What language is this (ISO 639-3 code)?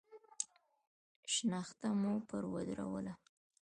pus